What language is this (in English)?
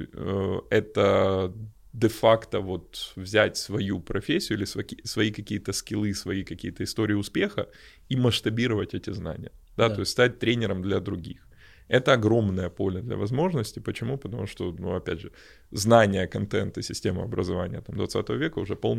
Russian